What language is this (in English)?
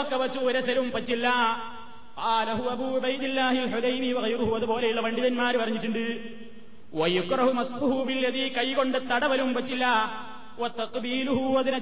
Malayalam